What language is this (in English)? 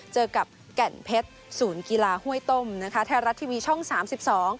Thai